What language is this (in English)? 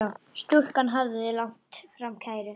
Icelandic